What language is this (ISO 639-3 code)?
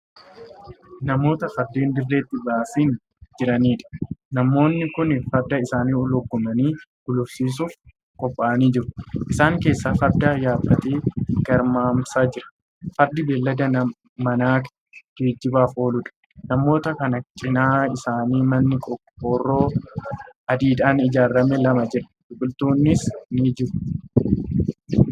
orm